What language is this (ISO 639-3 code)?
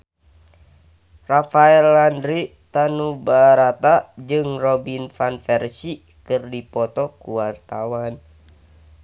sun